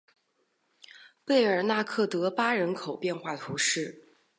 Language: Chinese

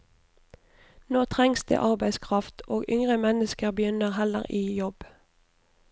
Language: Norwegian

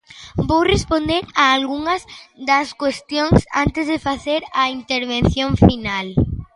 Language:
Galician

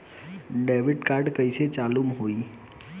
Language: Bhojpuri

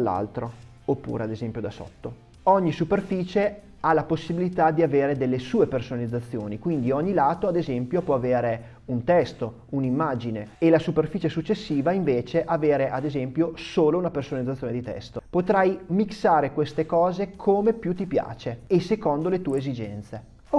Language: Italian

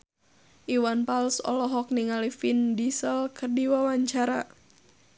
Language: Sundanese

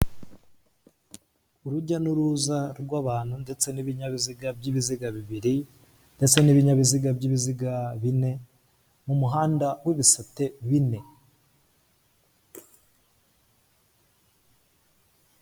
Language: Kinyarwanda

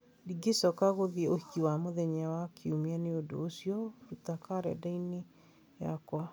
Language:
Kikuyu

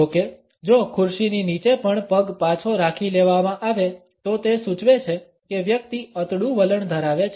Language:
Gujarati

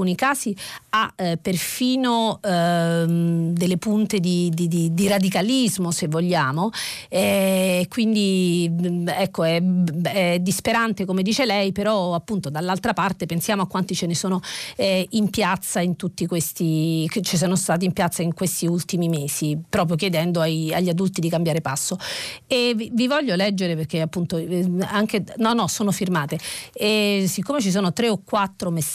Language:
Italian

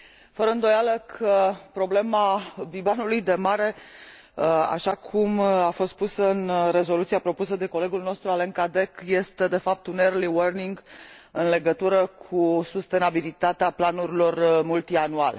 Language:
Romanian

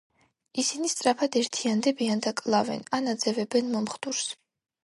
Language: Georgian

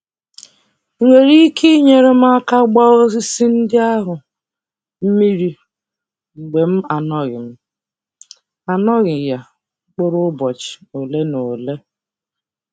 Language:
Igbo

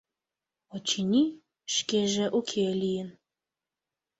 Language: Mari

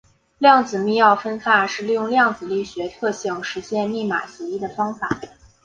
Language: Chinese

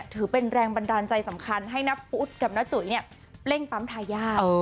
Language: Thai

